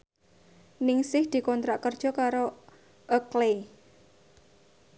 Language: Javanese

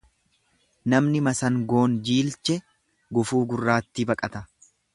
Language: Oromo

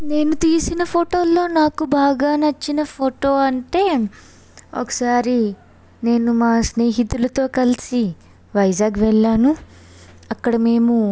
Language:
Telugu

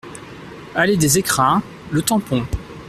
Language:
French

